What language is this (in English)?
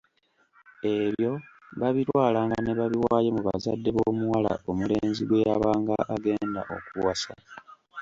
Ganda